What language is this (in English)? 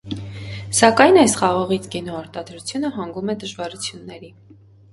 Armenian